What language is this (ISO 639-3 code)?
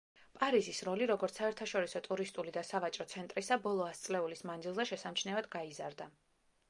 kat